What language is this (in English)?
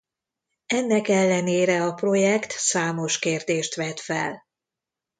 Hungarian